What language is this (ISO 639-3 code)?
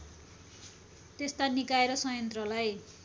nep